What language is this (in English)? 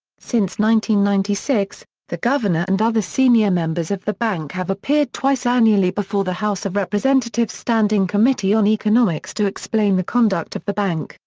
English